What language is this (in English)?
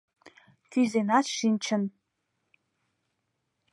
Mari